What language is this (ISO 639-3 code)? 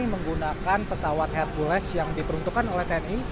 ind